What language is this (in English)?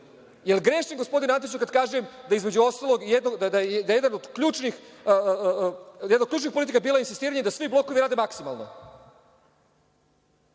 Serbian